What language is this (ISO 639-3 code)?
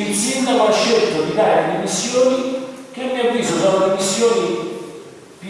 ita